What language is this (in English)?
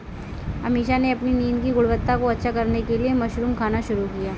Hindi